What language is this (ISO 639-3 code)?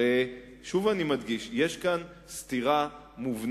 heb